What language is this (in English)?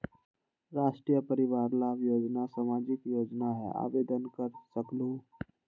Magahi